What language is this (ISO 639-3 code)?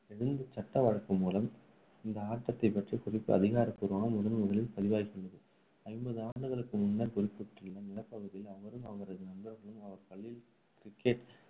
tam